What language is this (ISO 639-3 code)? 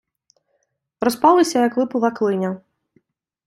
ukr